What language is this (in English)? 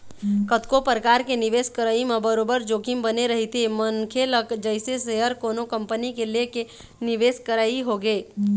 Chhattisgarhi